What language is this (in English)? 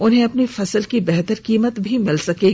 Hindi